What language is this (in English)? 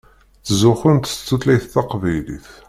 Kabyle